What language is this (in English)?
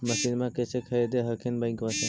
Magahi